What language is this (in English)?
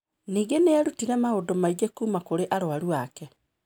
Kikuyu